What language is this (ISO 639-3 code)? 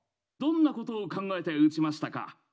jpn